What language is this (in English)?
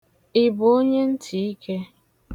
Igbo